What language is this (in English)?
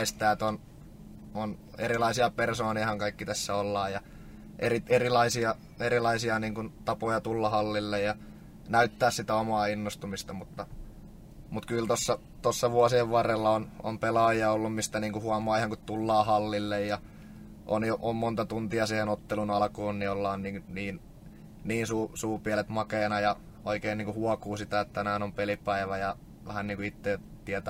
Finnish